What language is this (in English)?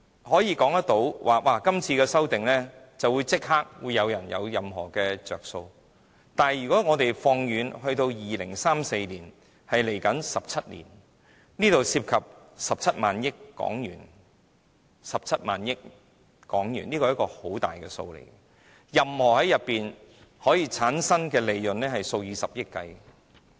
Cantonese